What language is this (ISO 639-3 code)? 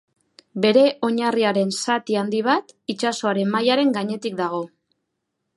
eus